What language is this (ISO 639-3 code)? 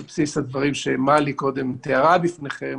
heb